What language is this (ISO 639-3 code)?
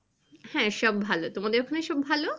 ben